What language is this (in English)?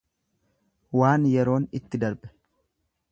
Oromo